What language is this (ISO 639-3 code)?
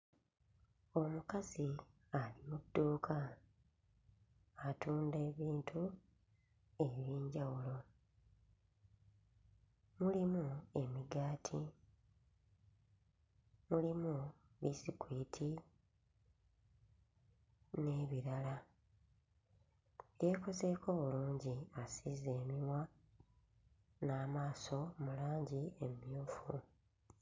lug